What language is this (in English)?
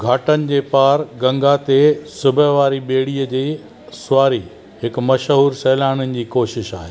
Sindhi